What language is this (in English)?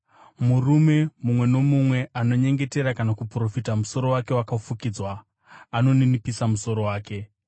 Shona